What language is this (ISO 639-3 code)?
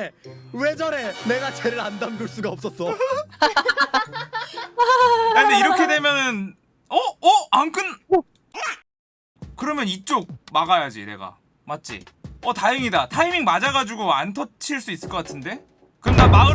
kor